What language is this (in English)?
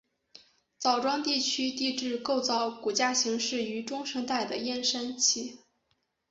Chinese